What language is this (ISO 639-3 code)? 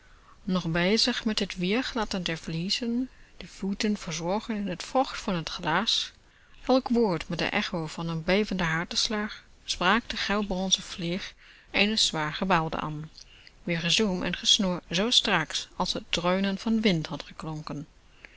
nld